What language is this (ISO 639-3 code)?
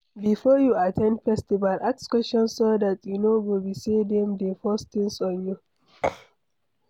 pcm